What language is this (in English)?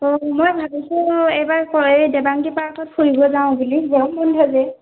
Assamese